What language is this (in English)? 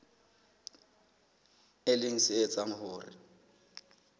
Southern Sotho